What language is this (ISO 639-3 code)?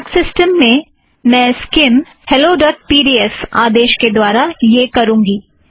hin